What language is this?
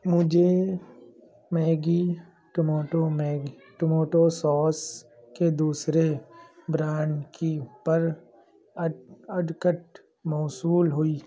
Urdu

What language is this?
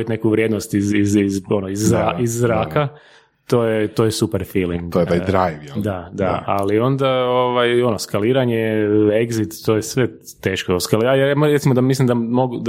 Croatian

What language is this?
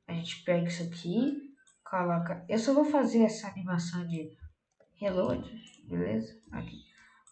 Portuguese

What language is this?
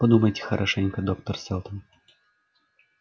Russian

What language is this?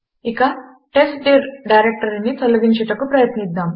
Telugu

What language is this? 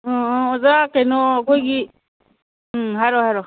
Manipuri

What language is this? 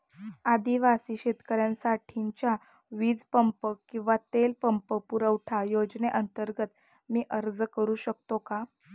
Marathi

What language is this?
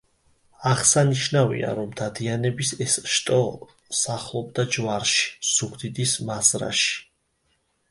Georgian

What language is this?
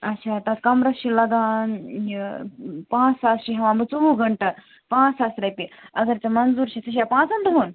Kashmiri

